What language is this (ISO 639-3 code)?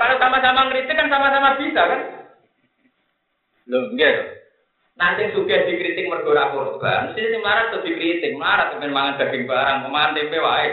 ind